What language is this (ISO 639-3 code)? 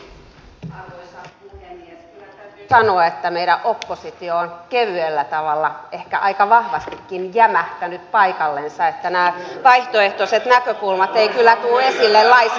fin